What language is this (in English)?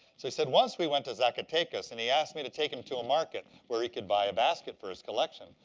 English